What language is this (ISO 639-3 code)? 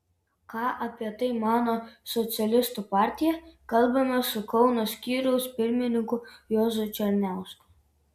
lit